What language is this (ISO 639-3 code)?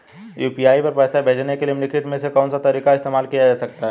hin